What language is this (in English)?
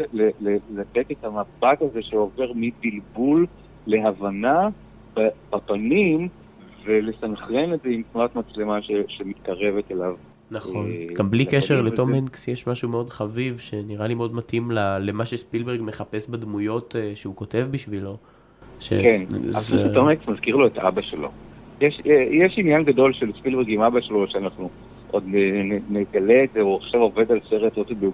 Hebrew